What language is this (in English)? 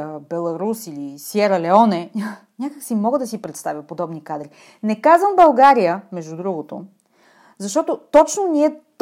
Bulgarian